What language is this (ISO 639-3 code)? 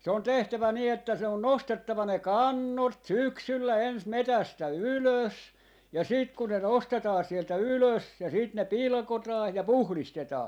fin